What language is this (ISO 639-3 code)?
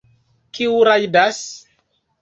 epo